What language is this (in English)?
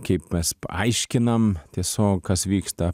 Lithuanian